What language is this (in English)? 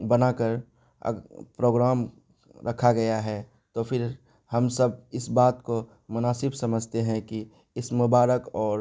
Urdu